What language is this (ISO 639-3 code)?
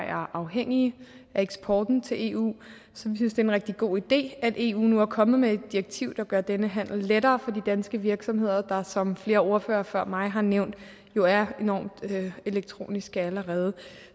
dan